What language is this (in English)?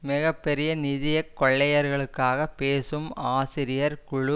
Tamil